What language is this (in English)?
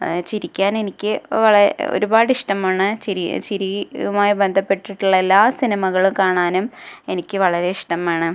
Malayalam